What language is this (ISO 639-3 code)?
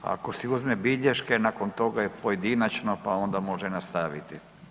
hrv